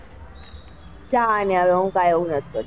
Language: Gujarati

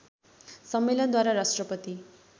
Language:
Nepali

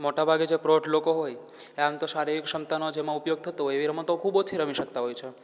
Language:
Gujarati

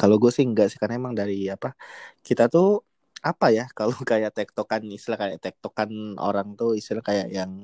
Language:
Indonesian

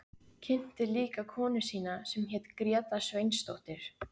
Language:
Icelandic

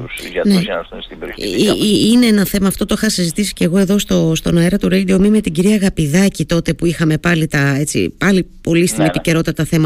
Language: Greek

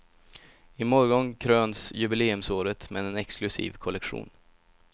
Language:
Swedish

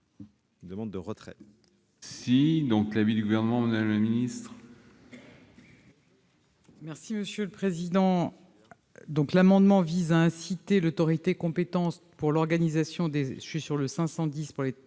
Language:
French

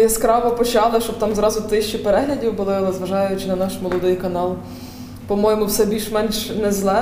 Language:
Ukrainian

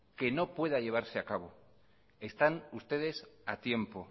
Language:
Spanish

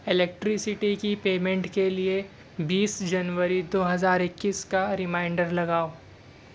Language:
Urdu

